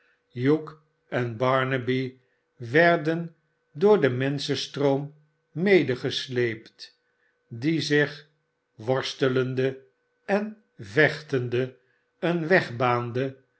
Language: Dutch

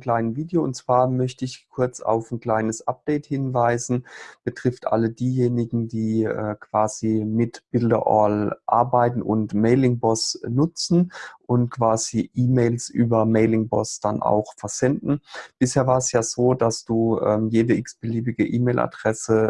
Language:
German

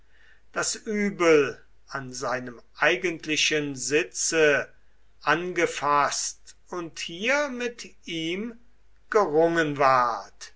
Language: German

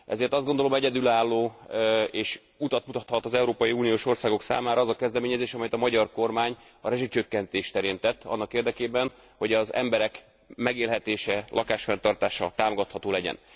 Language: Hungarian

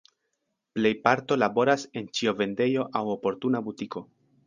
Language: Esperanto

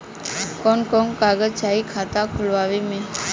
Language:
Bhojpuri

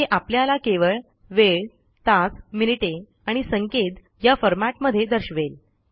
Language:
Marathi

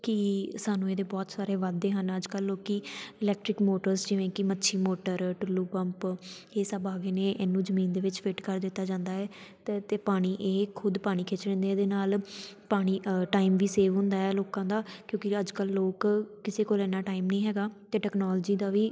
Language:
Punjabi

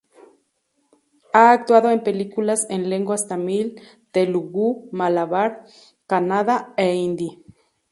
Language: Spanish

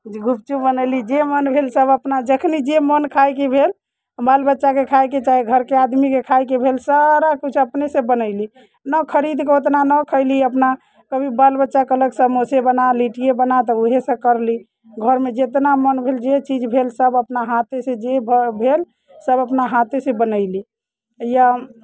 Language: Maithili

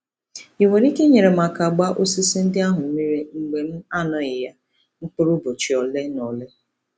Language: Igbo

